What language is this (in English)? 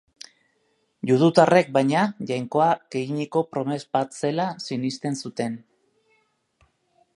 Basque